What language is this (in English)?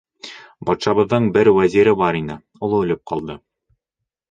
Bashkir